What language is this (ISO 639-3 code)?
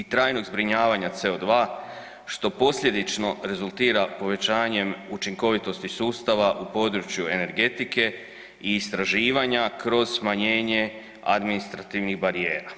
hrv